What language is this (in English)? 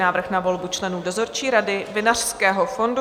Czech